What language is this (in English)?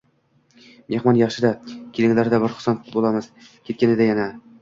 Uzbek